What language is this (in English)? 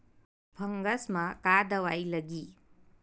Chhattisgarhi